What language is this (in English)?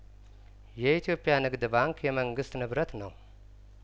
Amharic